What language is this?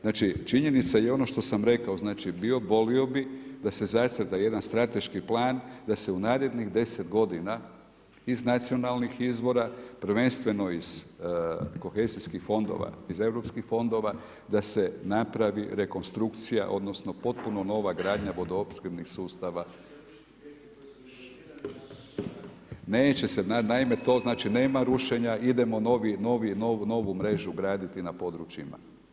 Croatian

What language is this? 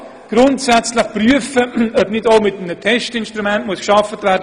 Swiss German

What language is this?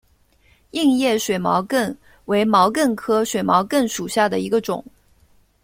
Chinese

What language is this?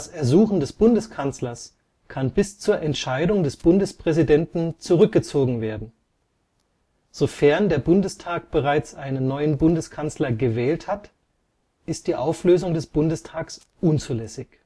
German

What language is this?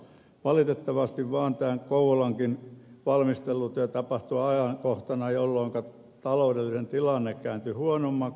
Finnish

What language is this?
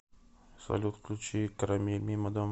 Russian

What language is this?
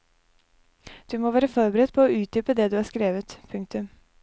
Norwegian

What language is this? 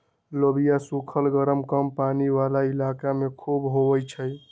Magahi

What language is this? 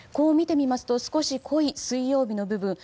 Japanese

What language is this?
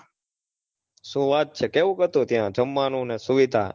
Gujarati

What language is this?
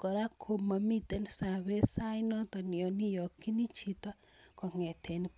Kalenjin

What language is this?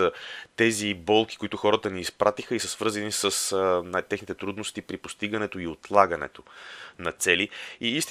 Bulgarian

